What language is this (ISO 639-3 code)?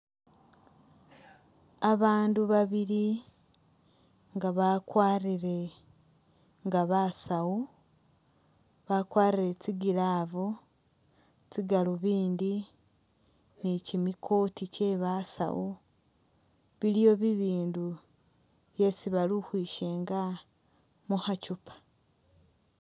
myx